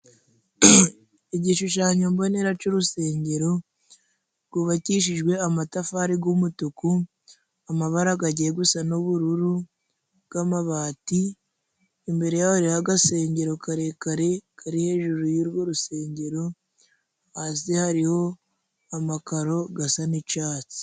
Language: Kinyarwanda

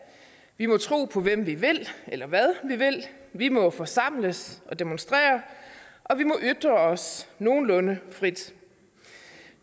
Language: Danish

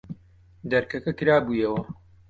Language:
Central Kurdish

